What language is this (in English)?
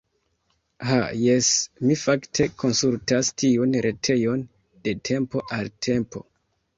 Esperanto